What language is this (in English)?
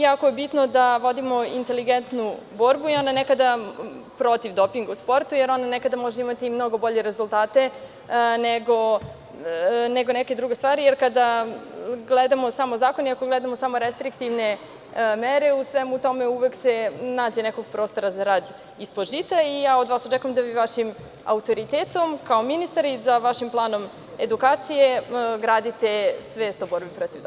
Serbian